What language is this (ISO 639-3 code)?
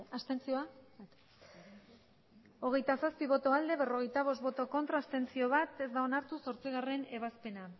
eus